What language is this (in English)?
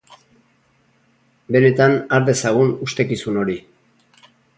Basque